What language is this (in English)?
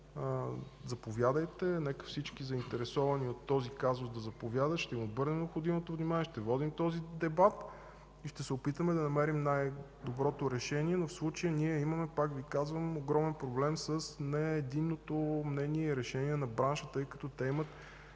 Bulgarian